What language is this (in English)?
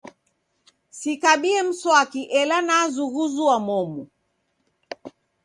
Taita